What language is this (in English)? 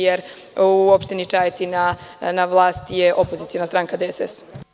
Serbian